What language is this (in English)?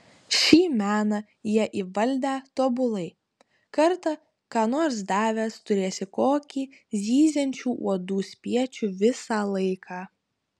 Lithuanian